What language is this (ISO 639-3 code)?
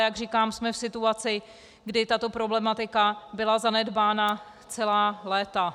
ces